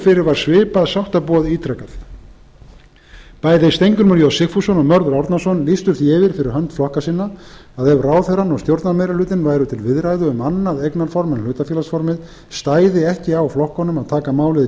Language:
Icelandic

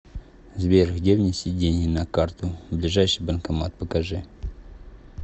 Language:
Russian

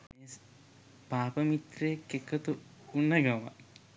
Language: Sinhala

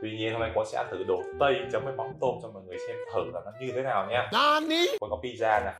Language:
Vietnamese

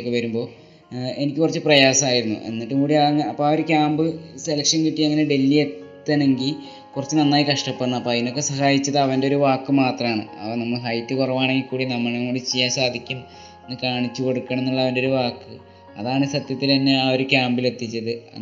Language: Malayalam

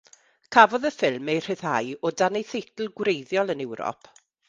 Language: Welsh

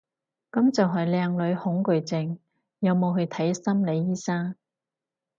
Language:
Cantonese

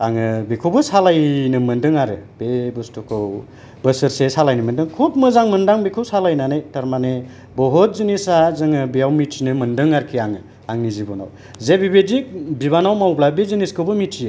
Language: Bodo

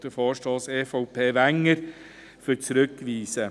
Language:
Swiss German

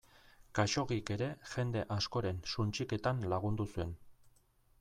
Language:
Basque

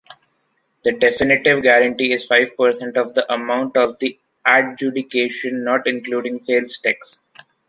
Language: English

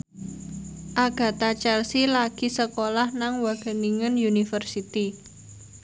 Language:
Javanese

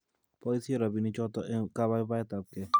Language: Kalenjin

